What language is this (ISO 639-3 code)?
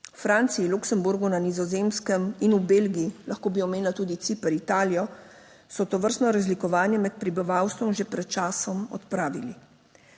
slv